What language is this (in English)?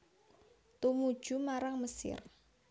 Javanese